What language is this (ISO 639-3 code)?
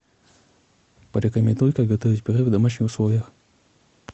rus